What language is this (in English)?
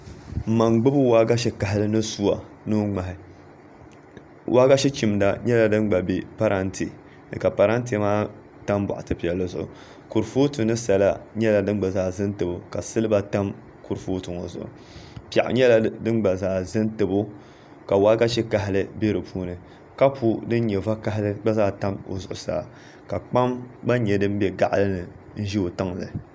Dagbani